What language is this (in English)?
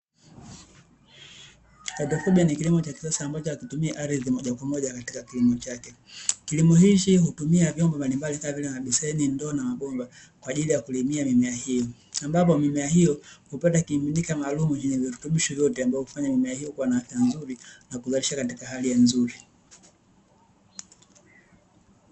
Swahili